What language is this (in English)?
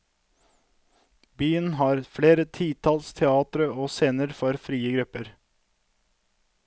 Norwegian